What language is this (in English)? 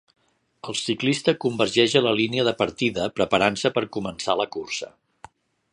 Catalan